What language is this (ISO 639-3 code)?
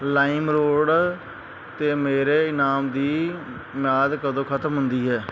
pan